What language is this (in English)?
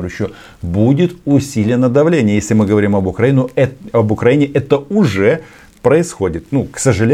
Russian